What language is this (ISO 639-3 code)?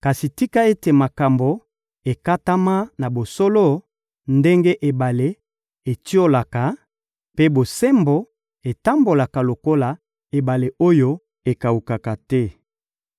lin